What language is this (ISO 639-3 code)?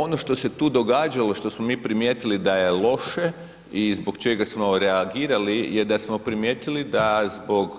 hrv